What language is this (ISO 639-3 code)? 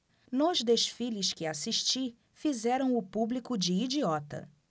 por